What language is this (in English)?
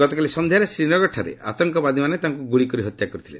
Odia